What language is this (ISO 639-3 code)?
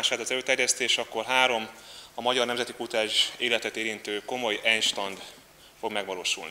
hun